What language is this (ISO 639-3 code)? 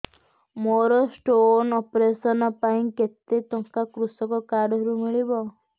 ori